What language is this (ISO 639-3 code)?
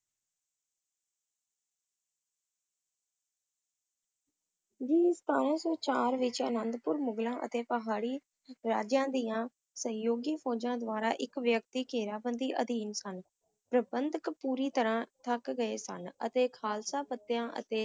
pan